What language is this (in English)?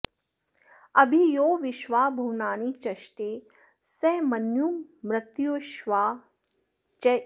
Sanskrit